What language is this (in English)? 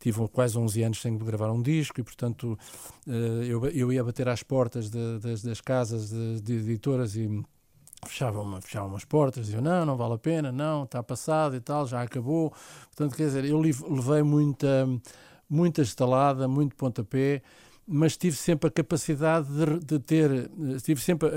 Portuguese